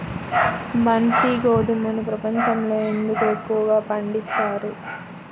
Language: Telugu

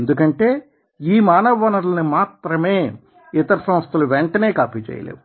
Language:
Telugu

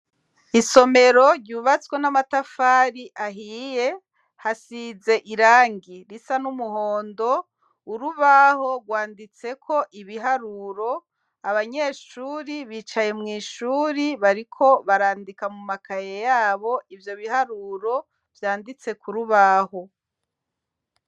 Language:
Rundi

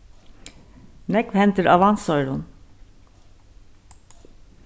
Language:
Faroese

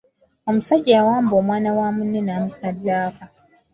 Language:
Ganda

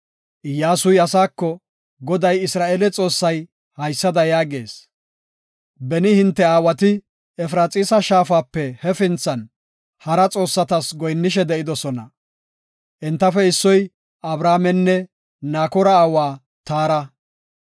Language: Gofa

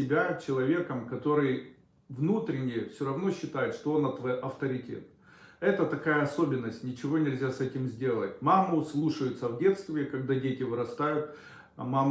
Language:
Russian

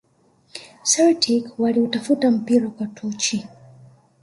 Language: Swahili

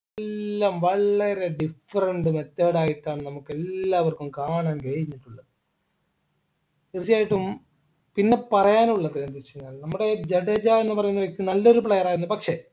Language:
Malayalam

